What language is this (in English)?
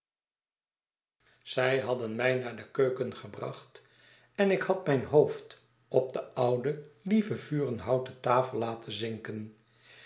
Dutch